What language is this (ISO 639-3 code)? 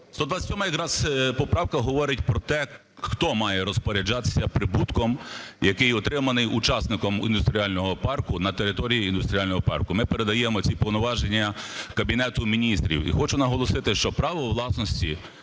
ukr